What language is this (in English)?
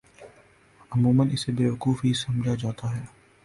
Urdu